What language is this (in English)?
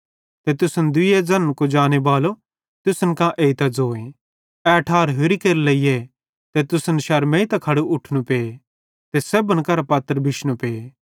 Bhadrawahi